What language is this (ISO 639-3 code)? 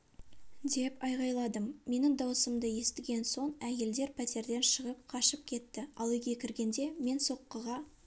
kaz